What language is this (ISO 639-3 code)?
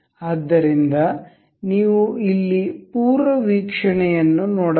kan